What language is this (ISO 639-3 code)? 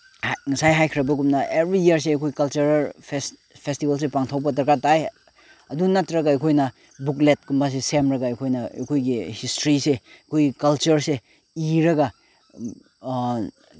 mni